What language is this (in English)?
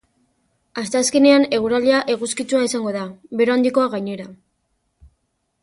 Basque